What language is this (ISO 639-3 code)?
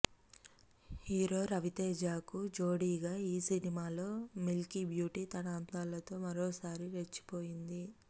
tel